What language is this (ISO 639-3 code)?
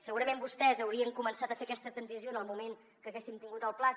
cat